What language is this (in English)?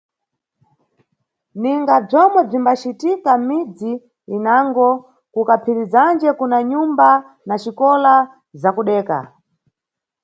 Nyungwe